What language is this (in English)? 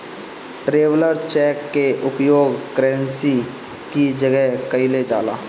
Bhojpuri